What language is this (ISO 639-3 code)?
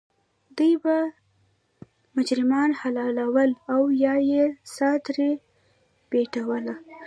pus